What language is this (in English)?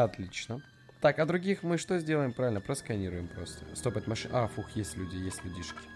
Russian